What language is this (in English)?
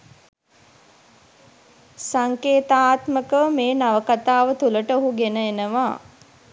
Sinhala